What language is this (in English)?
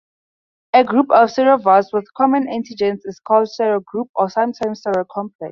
English